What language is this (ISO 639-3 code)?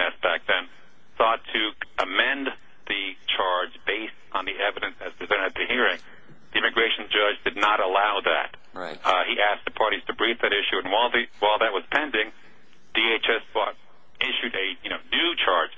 eng